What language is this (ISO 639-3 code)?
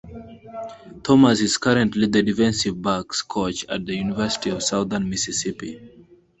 eng